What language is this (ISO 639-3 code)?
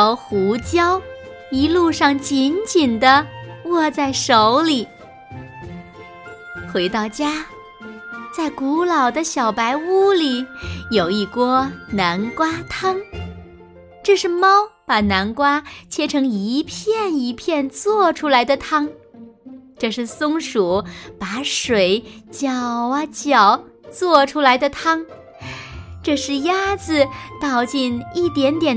zho